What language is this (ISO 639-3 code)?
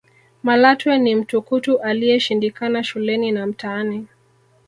swa